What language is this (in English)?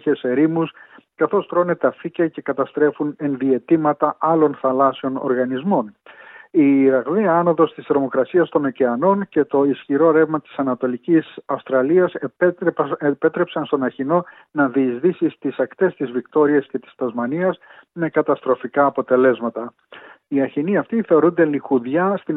Greek